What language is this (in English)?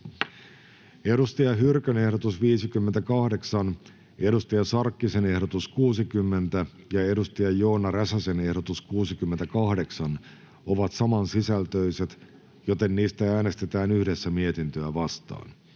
Finnish